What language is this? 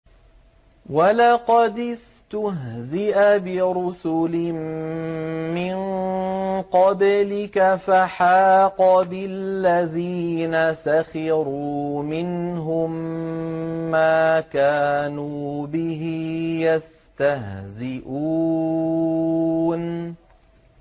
Arabic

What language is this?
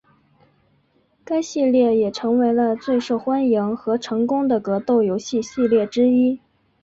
Chinese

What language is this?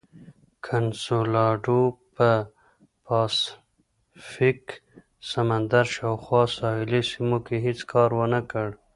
Pashto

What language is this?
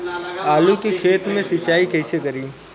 Bhojpuri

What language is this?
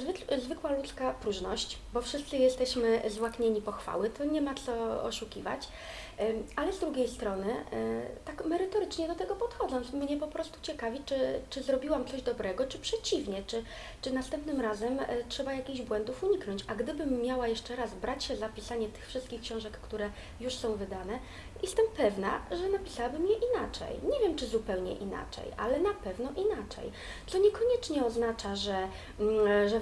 Polish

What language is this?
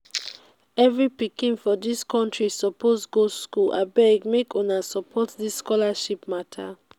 Nigerian Pidgin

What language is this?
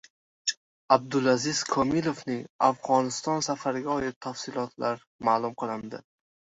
Uzbek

